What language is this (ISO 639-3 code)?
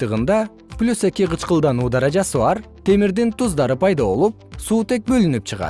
kir